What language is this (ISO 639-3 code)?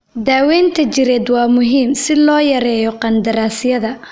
som